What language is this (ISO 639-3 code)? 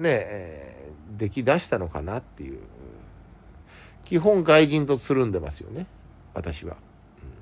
jpn